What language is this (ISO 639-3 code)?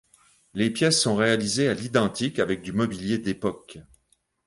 fra